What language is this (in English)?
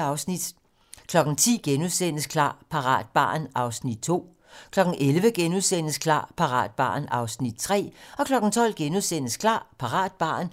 Danish